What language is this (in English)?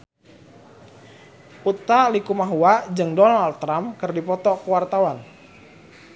Sundanese